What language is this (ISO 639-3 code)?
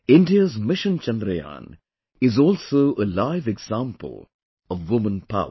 eng